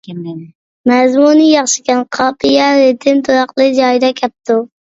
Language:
Uyghur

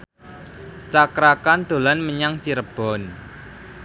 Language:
Javanese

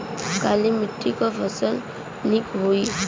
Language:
Bhojpuri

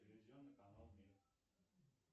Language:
Russian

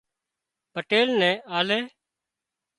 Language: Wadiyara Koli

